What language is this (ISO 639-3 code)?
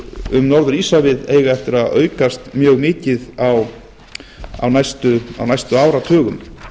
isl